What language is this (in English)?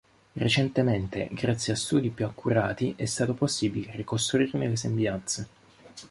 Italian